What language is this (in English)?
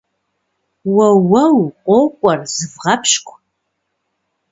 Kabardian